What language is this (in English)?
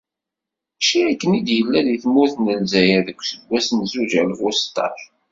Kabyle